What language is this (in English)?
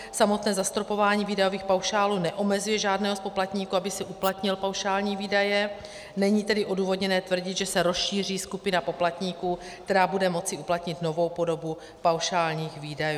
Czech